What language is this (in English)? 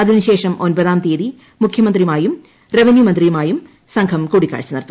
Malayalam